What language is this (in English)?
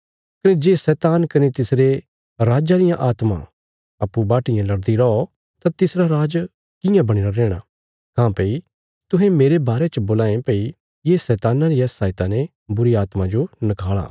Bilaspuri